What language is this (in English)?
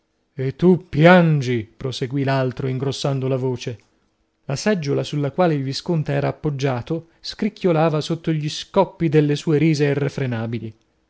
Italian